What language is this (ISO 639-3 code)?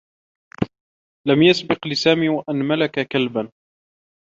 ara